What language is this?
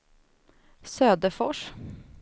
Swedish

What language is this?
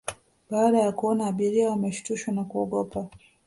Swahili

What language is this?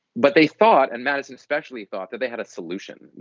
English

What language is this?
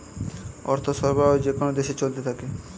Bangla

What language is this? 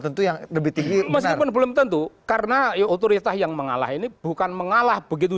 Indonesian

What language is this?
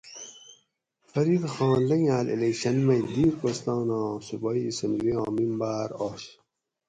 Gawri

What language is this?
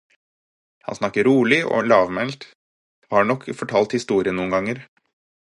Norwegian Bokmål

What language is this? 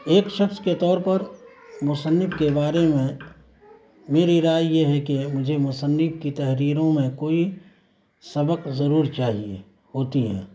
Urdu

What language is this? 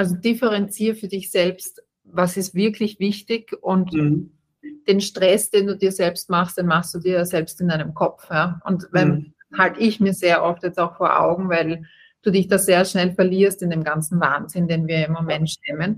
German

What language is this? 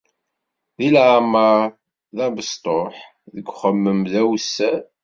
Kabyle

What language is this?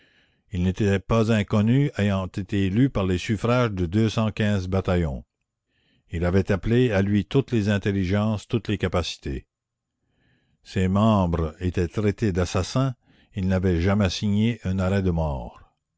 French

